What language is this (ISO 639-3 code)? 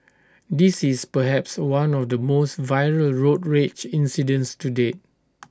eng